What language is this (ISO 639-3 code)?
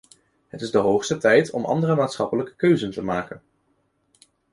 nld